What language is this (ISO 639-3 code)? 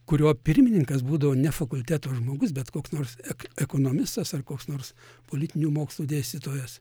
lit